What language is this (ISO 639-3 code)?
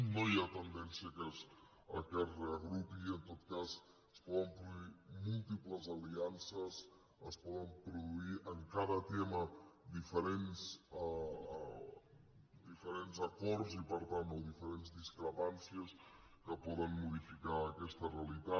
cat